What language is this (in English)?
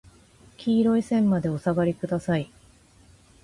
Japanese